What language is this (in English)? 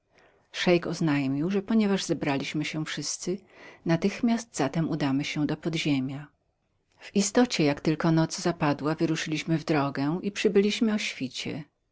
Polish